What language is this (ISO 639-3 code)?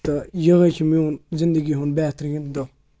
kas